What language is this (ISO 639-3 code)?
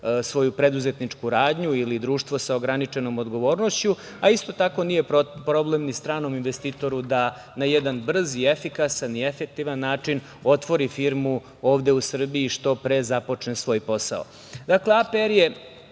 srp